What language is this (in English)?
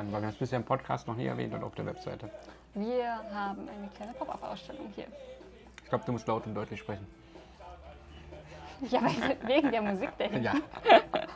German